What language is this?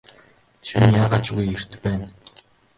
Mongolian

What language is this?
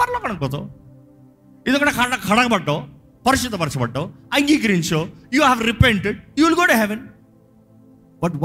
Telugu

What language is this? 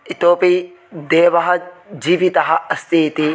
Sanskrit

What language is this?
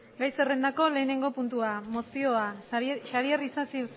Basque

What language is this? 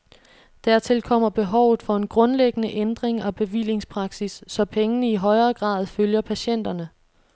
Danish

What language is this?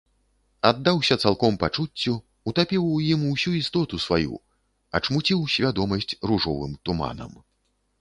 Belarusian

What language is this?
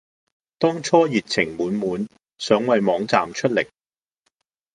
Cantonese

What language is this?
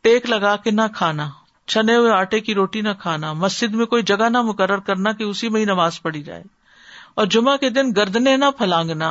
Urdu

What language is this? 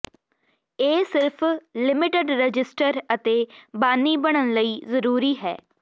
Punjabi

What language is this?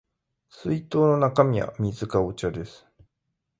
Japanese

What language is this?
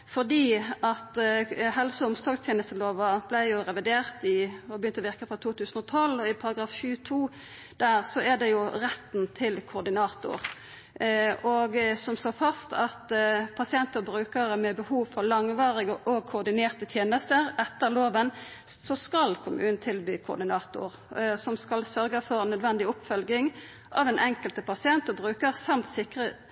Norwegian Nynorsk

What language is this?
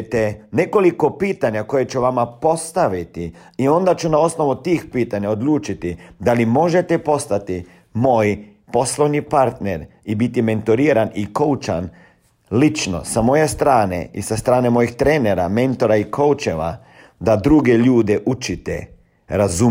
Croatian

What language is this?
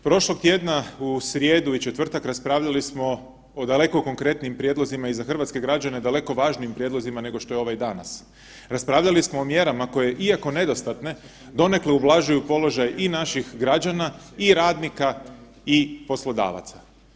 Croatian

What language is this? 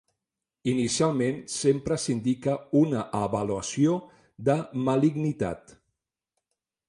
Catalan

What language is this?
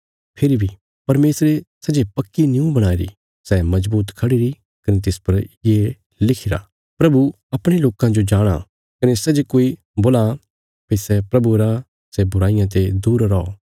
Bilaspuri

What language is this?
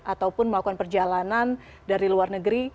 Indonesian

